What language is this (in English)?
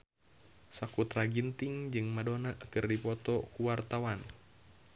Sundanese